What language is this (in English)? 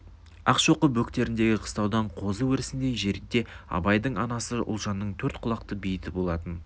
Kazakh